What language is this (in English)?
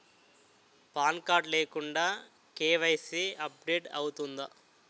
Telugu